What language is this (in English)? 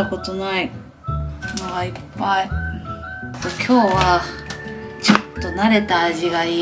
Japanese